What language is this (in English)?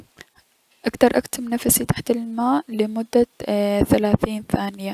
Mesopotamian Arabic